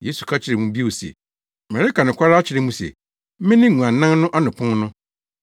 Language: Akan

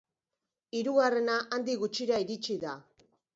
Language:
Basque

